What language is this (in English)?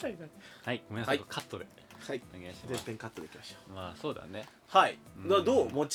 Japanese